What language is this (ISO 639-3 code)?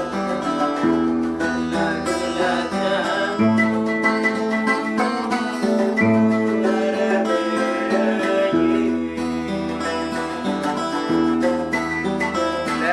ind